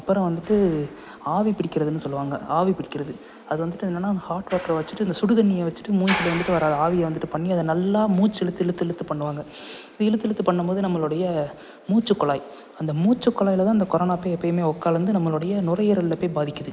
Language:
Tamil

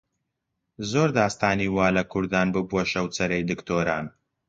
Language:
Central Kurdish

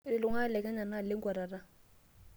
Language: Masai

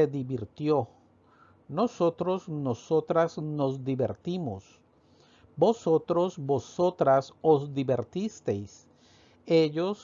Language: Spanish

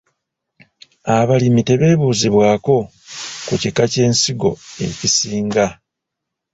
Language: Ganda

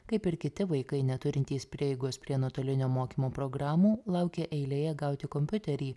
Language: Lithuanian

